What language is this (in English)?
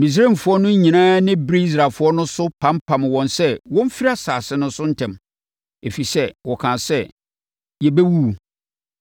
Akan